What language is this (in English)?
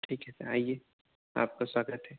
Urdu